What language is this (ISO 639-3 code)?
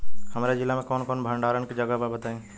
bho